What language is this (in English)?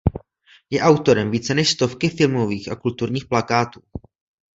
Czech